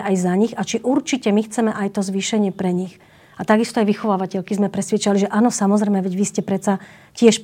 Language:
Slovak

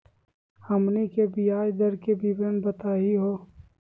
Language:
Magahi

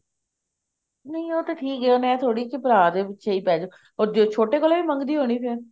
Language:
Punjabi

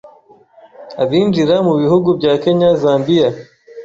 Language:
Kinyarwanda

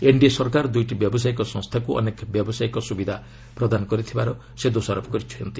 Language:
Odia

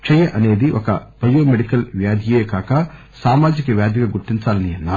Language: Telugu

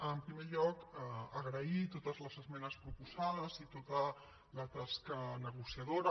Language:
Catalan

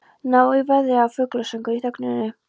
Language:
Icelandic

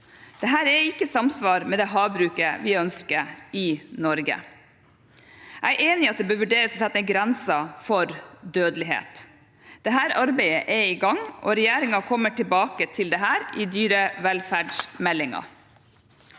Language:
Norwegian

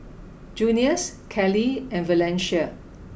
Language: English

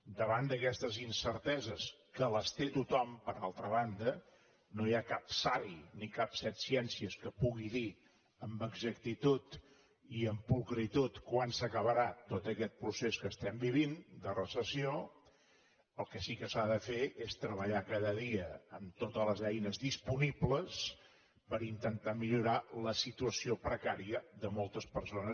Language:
Catalan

